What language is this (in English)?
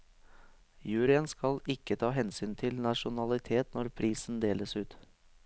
Norwegian